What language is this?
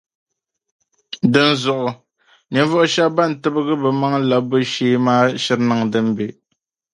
Dagbani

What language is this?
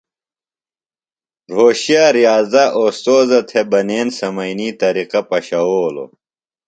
Phalura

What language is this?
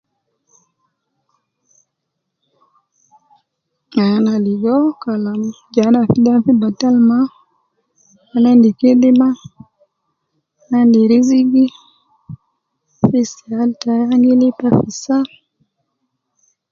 Nubi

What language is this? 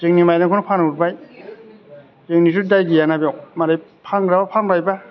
Bodo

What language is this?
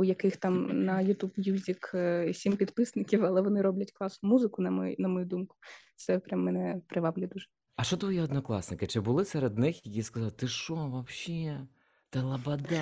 Ukrainian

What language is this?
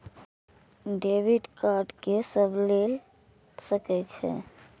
Maithili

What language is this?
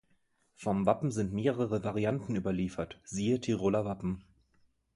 German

